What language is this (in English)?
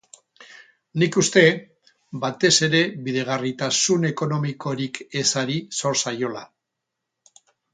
Basque